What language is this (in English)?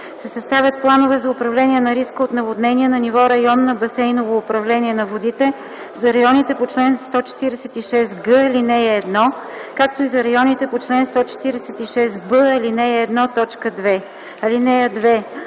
Bulgarian